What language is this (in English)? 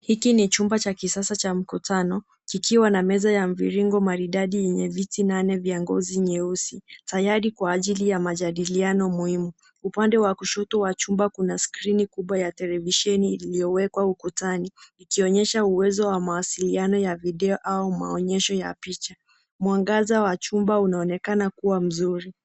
Swahili